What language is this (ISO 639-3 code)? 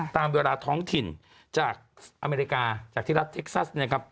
tha